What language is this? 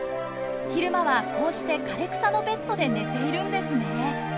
Japanese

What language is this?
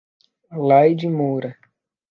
Portuguese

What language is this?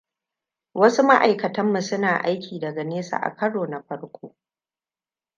Hausa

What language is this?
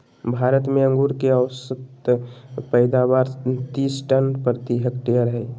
Magahi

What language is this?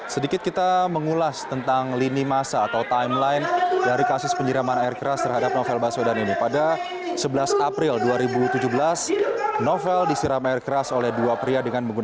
Indonesian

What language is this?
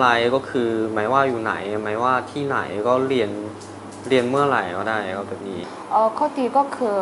Thai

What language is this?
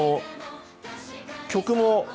Japanese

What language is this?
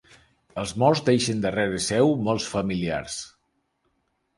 Catalan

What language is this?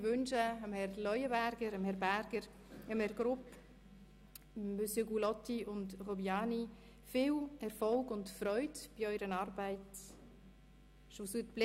Swiss German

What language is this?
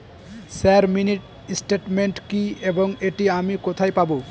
Bangla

